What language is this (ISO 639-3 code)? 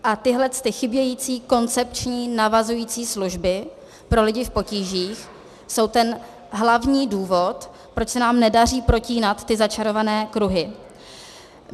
ces